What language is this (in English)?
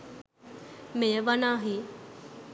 Sinhala